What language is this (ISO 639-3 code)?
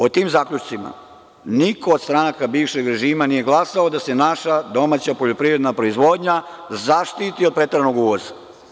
srp